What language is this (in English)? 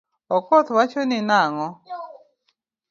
Luo (Kenya and Tanzania)